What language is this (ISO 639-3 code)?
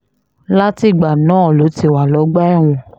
yor